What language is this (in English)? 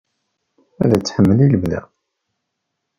Kabyle